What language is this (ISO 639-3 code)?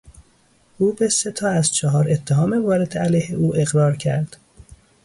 fas